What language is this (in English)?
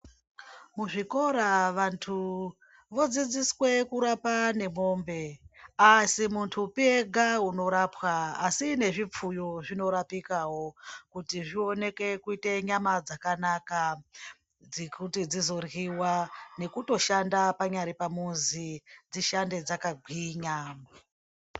Ndau